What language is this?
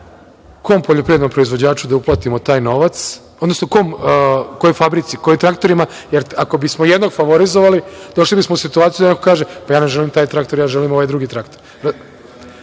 Serbian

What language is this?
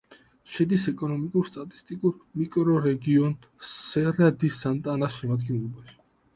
Georgian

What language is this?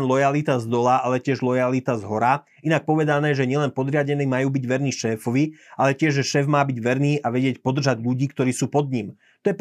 Slovak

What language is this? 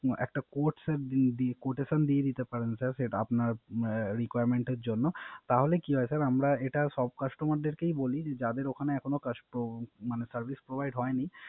Bangla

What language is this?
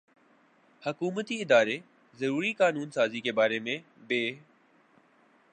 Urdu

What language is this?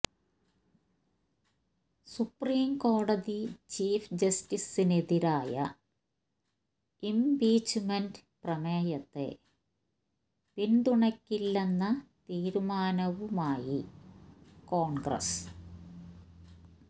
Malayalam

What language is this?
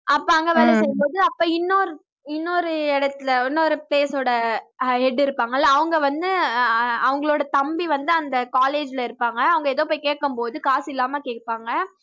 Tamil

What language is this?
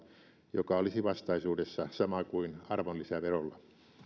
Finnish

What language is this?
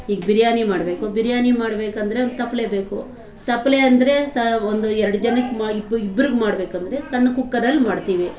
Kannada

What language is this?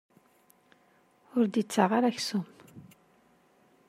Kabyle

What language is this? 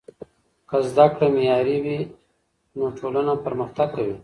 Pashto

